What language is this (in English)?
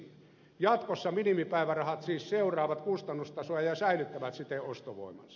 Finnish